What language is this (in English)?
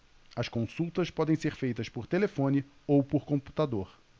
Portuguese